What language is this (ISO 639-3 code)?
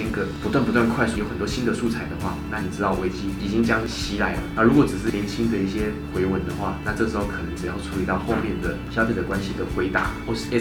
zho